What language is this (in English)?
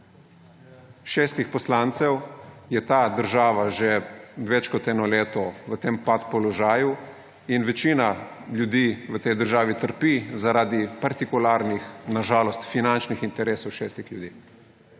Slovenian